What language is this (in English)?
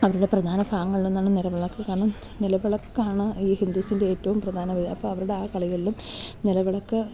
Malayalam